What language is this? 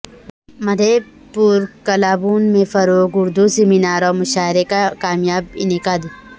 Urdu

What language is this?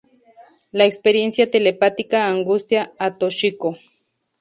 Spanish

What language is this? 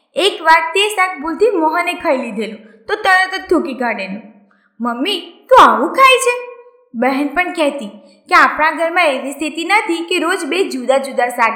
Gujarati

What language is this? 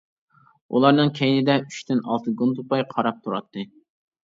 Uyghur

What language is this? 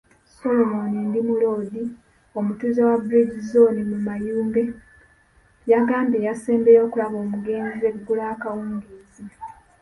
Ganda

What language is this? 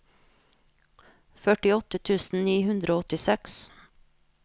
Norwegian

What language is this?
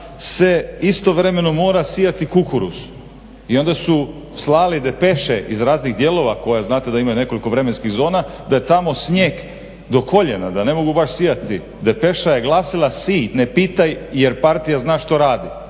Croatian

